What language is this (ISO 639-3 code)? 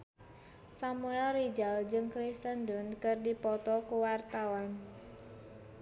sun